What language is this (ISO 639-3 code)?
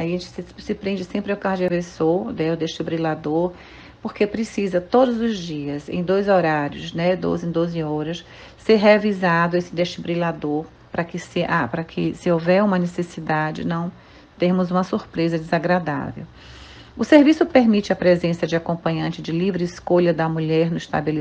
por